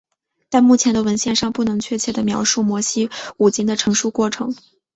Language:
Chinese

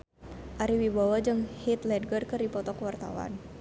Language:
Sundanese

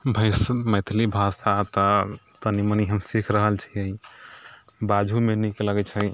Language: Maithili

